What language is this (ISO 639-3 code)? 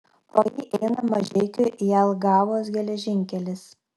lit